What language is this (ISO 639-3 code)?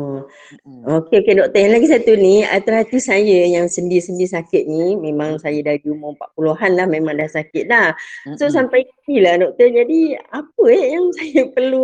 msa